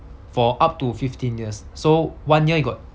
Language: English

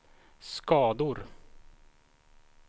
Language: Swedish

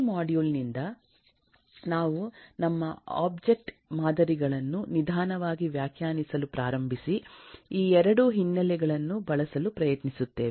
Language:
Kannada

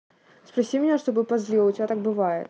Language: Russian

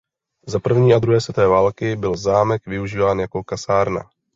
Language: Czech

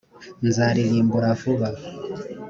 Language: Kinyarwanda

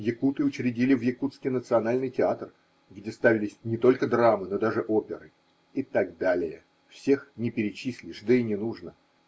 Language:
Russian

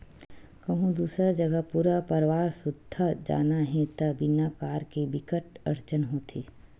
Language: Chhattisgarhi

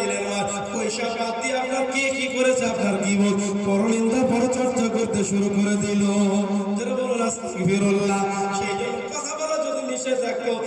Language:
Bangla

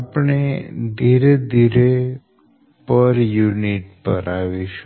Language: Gujarati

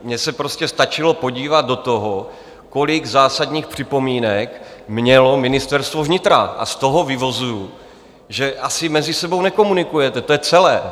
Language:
Czech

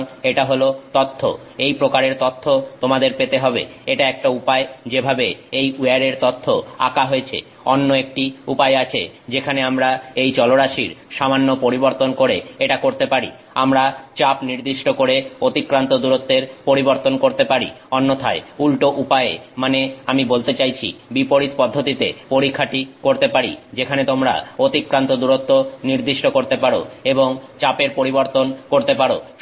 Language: Bangla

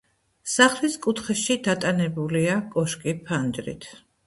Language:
Georgian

